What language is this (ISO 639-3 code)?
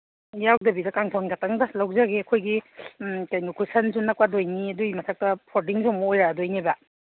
mni